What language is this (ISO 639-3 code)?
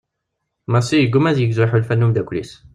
kab